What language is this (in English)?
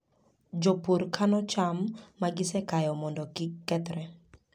Luo (Kenya and Tanzania)